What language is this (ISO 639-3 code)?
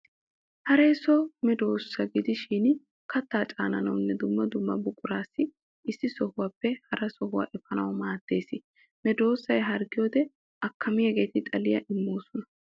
wal